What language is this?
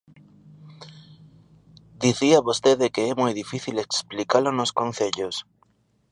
Galician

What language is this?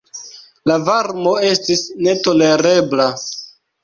Esperanto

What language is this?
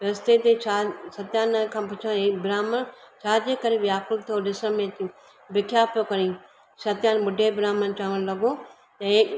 Sindhi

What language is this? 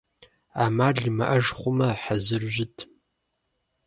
Kabardian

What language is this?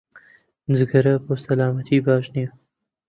Central Kurdish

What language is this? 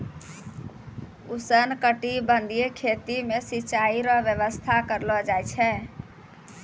Maithili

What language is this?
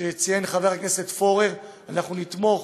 Hebrew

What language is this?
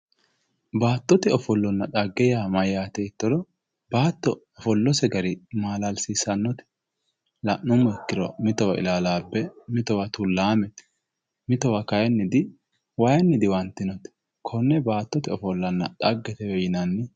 Sidamo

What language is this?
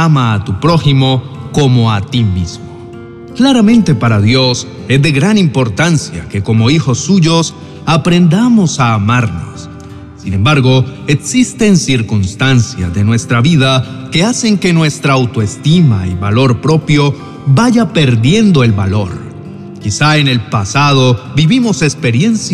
Spanish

